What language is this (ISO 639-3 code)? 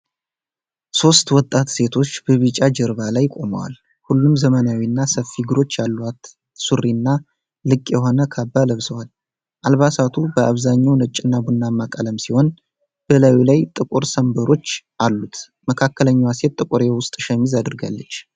amh